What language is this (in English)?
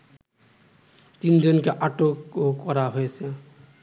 Bangla